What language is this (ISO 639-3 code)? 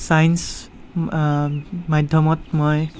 asm